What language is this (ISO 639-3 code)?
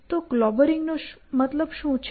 guj